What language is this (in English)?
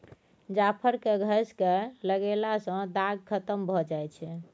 Maithili